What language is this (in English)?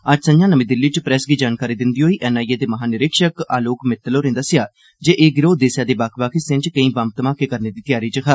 Dogri